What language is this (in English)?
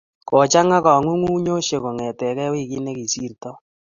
Kalenjin